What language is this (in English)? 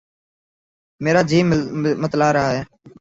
Urdu